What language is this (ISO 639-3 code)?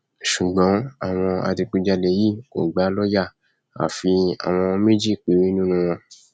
yor